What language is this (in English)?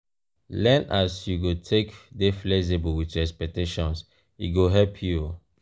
Nigerian Pidgin